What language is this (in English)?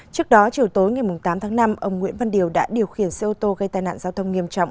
Vietnamese